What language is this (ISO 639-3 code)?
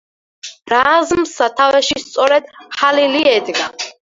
kat